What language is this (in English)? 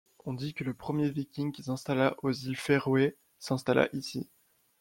French